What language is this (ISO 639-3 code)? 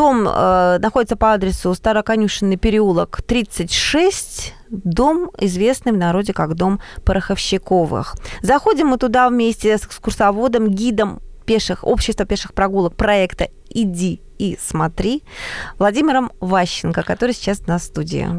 rus